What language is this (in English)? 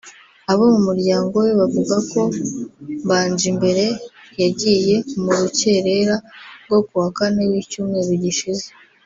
Kinyarwanda